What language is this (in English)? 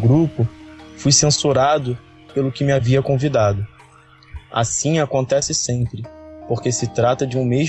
Portuguese